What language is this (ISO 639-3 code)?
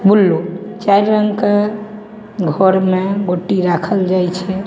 mai